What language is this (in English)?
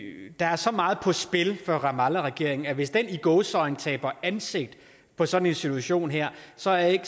Danish